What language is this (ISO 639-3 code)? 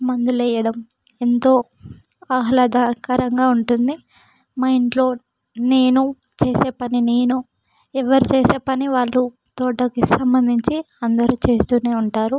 tel